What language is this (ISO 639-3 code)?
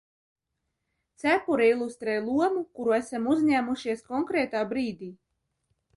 lav